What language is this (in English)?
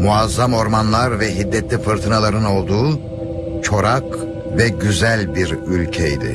Turkish